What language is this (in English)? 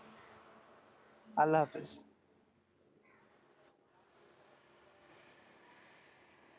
Bangla